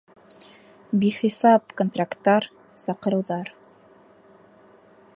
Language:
Bashkir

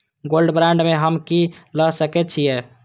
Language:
Maithili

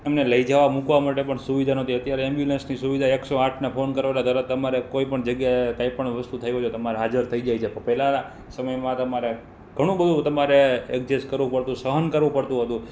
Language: Gujarati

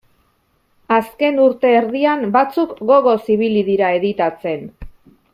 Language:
Basque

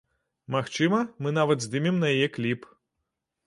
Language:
Belarusian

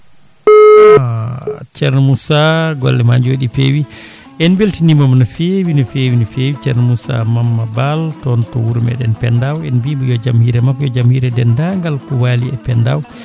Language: Fula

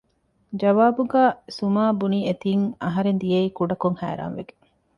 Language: Divehi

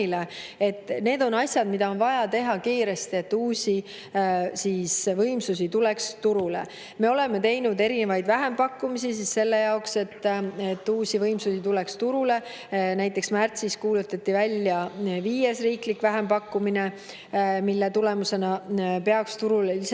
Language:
Estonian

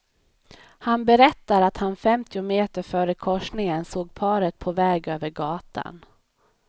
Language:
Swedish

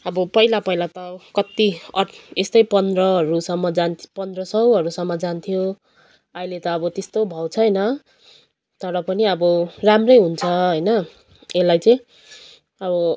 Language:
Nepali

